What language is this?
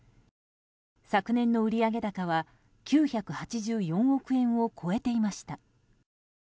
Japanese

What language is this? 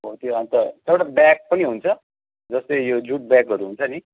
Nepali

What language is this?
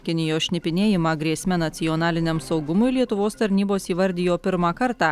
Lithuanian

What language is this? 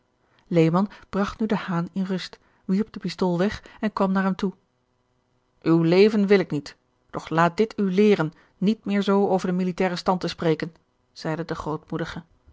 Dutch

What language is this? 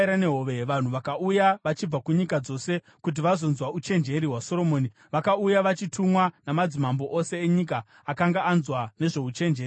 Shona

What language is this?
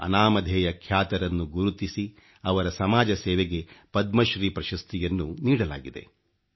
Kannada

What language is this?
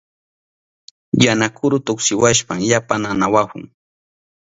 Southern Pastaza Quechua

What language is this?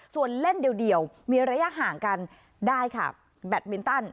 Thai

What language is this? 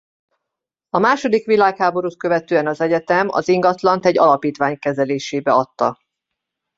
Hungarian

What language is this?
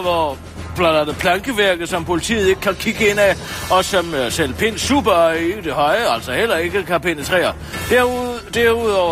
Danish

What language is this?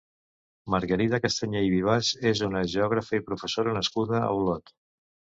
Catalan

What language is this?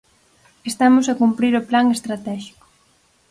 Galician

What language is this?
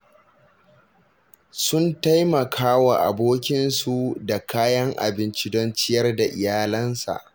Hausa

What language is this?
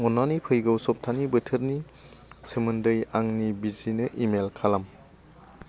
Bodo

